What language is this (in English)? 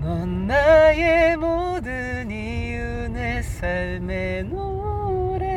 Korean